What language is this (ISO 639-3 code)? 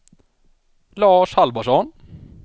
swe